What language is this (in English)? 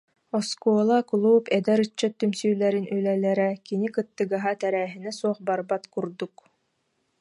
Yakut